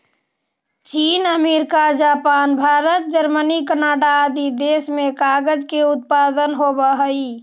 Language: Magahi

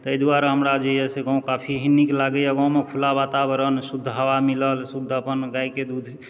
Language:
Maithili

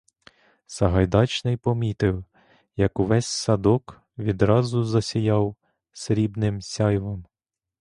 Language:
Ukrainian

